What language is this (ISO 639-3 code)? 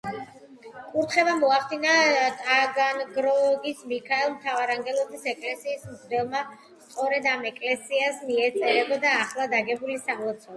kat